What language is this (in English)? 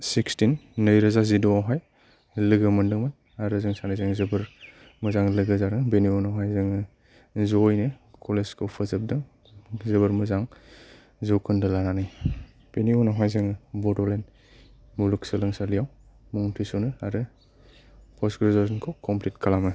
Bodo